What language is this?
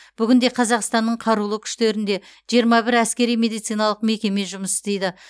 Kazakh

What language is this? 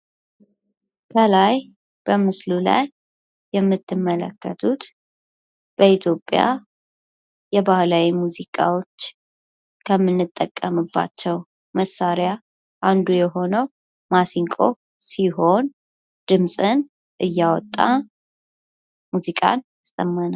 Amharic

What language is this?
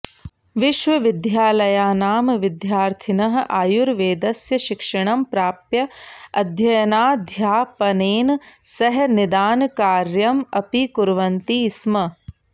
Sanskrit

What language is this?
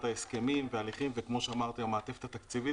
Hebrew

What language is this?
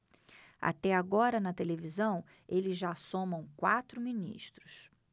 Portuguese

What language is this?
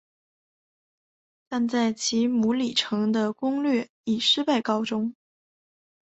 Chinese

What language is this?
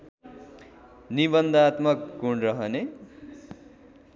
Nepali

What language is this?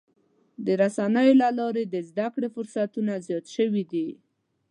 Pashto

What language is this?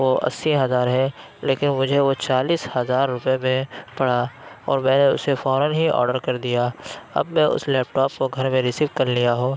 Urdu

